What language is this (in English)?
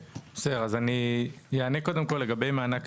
Hebrew